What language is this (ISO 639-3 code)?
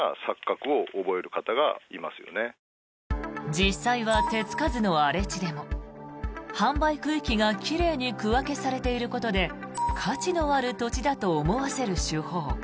jpn